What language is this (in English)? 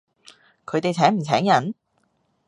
Cantonese